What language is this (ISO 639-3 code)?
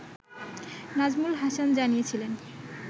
ben